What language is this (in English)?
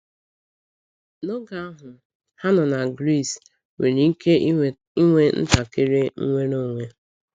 Igbo